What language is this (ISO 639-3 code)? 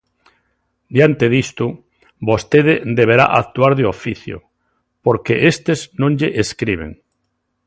glg